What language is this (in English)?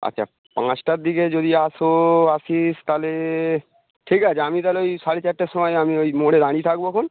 Bangla